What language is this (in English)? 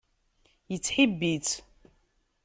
Kabyle